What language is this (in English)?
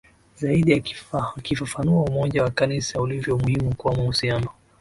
Swahili